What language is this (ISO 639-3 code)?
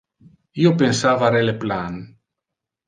ina